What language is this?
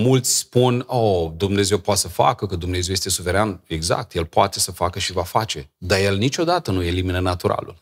Romanian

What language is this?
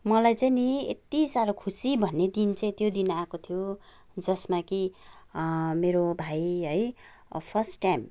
Nepali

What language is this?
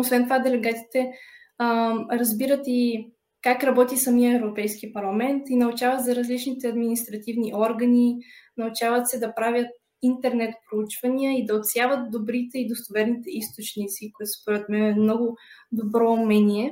Bulgarian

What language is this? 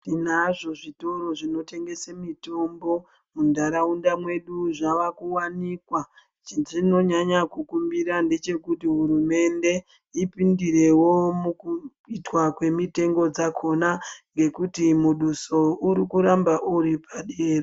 Ndau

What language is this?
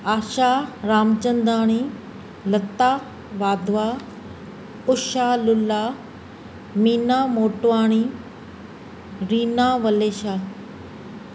Sindhi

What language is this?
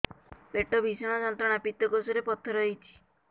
Odia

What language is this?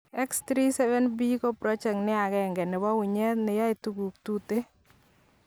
Kalenjin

